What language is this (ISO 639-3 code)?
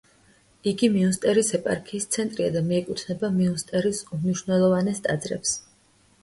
kat